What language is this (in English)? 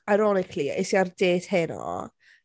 Welsh